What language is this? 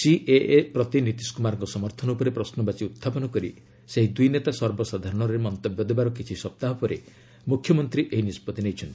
Odia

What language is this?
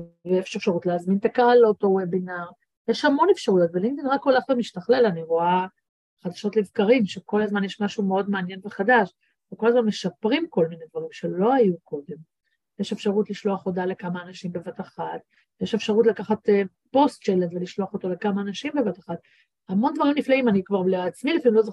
Hebrew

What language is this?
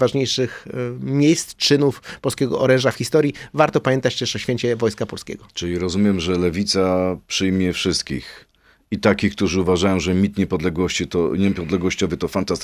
Polish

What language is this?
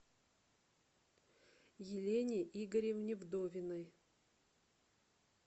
Russian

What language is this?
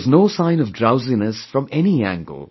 English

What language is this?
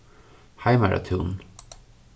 Faroese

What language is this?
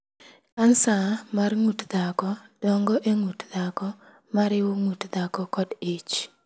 Luo (Kenya and Tanzania)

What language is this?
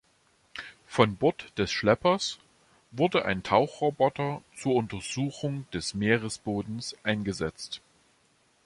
German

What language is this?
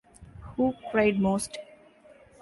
English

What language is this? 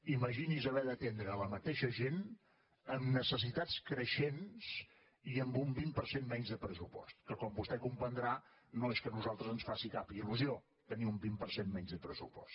Catalan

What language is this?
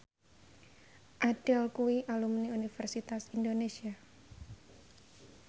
Javanese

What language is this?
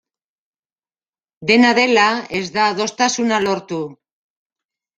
Basque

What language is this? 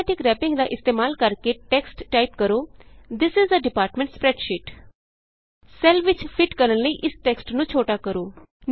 Punjabi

